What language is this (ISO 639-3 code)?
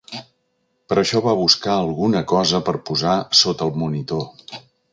cat